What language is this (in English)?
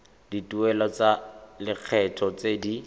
Tswana